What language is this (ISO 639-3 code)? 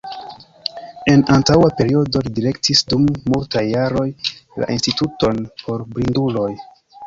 epo